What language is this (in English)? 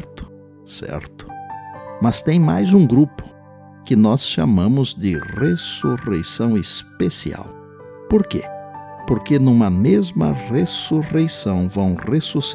Portuguese